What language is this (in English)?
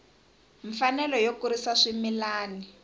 Tsonga